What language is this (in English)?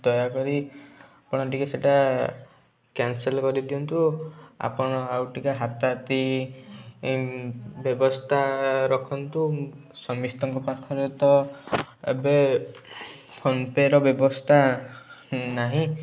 Odia